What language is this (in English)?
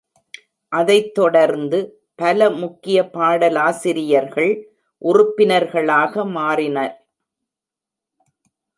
Tamil